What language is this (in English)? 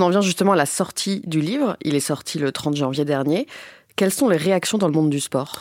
French